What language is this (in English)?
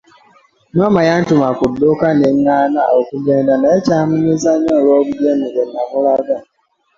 Ganda